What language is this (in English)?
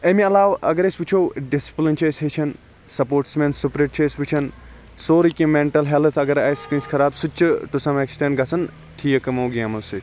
Kashmiri